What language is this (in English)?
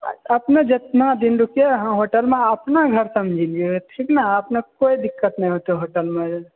Maithili